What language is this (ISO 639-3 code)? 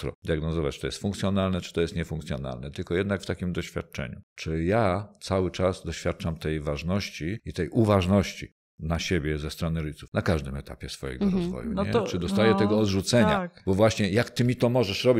pol